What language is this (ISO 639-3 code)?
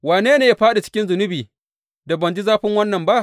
hau